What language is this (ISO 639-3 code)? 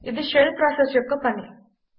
tel